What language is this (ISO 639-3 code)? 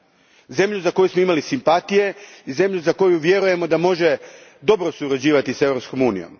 hrv